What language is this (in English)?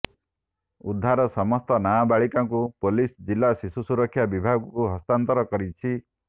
Odia